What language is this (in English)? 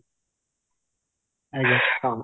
Odia